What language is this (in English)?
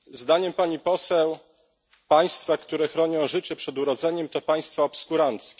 Polish